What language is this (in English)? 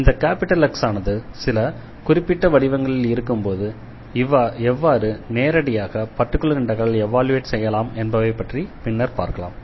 Tamil